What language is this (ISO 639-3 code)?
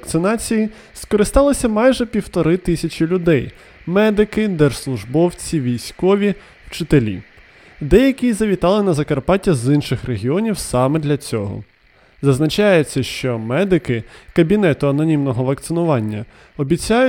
ukr